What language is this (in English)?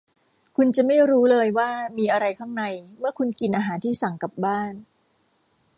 Thai